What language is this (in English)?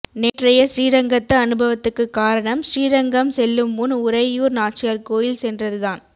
Tamil